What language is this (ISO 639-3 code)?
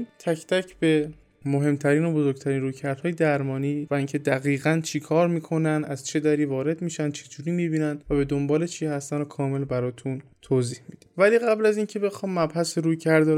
fas